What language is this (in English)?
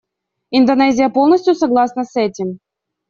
Russian